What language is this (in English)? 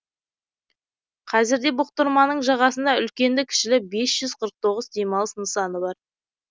Kazakh